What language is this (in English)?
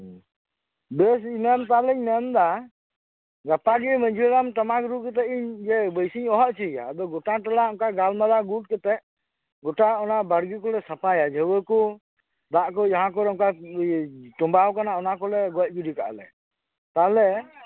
Santali